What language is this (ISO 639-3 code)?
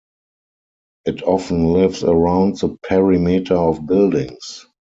eng